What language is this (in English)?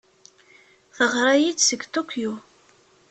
Kabyle